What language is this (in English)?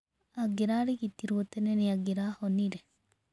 Kikuyu